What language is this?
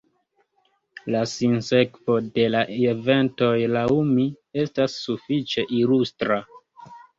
Esperanto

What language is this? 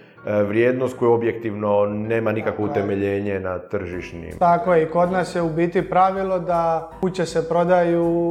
Croatian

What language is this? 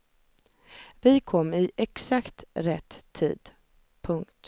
Swedish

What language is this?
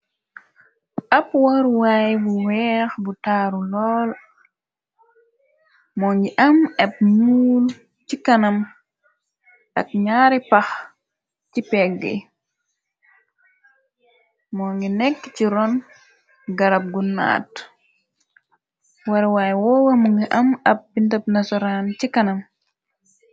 Wolof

